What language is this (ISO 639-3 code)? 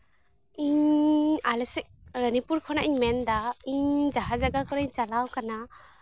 sat